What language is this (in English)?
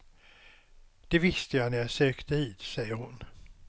Swedish